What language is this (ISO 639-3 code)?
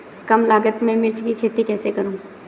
hin